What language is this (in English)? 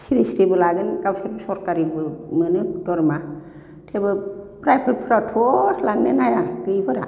Bodo